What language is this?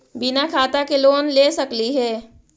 Magahi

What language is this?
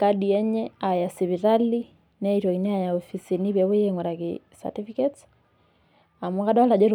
Masai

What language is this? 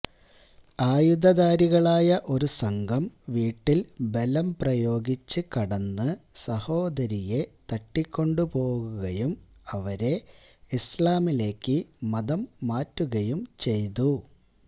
Malayalam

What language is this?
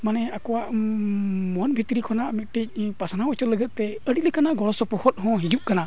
Santali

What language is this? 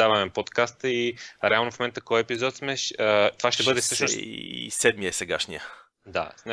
Bulgarian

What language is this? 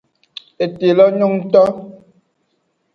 Aja (Benin)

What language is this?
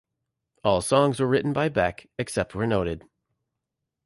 English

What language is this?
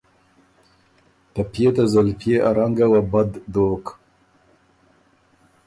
Ormuri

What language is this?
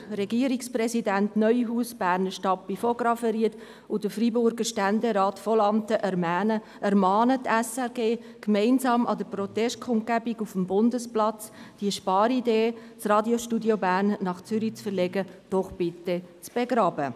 Swiss German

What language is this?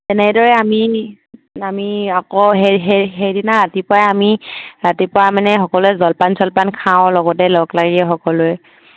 Assamese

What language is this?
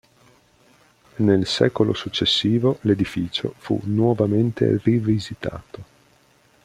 Italian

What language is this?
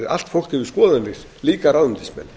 Icelandic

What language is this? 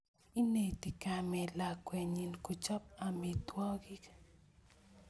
Kalenjin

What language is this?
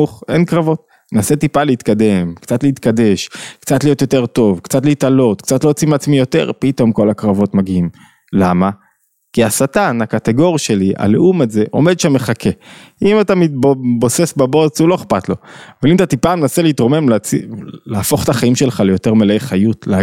Hebrew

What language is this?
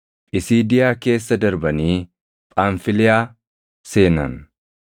Oromo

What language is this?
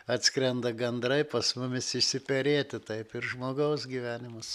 Lithuanian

